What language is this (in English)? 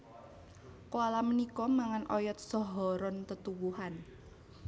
Javanese